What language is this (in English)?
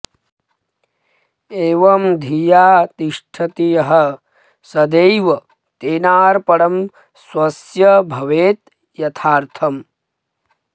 Sanskrit